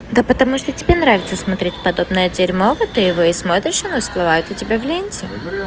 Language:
Russian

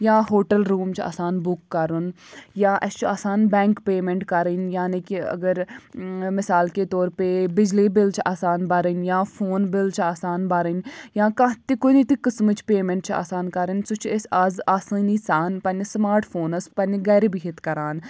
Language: Kashmiri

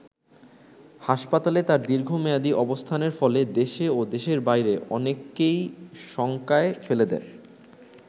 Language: Bangla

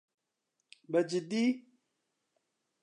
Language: Central Kurdish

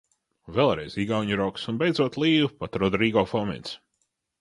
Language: Latvian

